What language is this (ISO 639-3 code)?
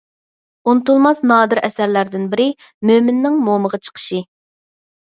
uig